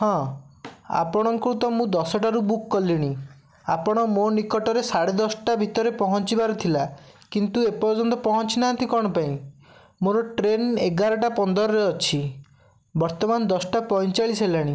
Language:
Odia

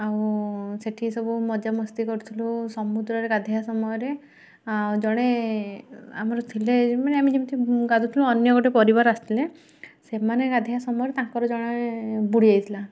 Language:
Odia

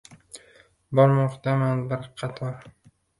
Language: Uzbek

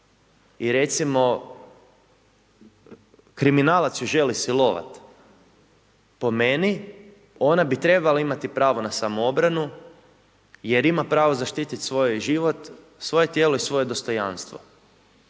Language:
Croatian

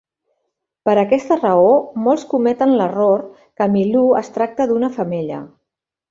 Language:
Catalan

